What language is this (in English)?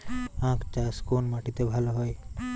Bangla